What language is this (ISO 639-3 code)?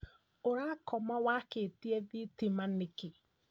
kik